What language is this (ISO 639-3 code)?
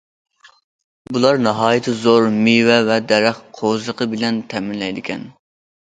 uig